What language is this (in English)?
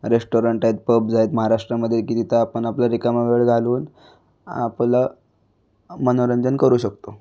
Marathi